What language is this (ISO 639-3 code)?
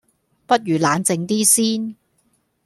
yue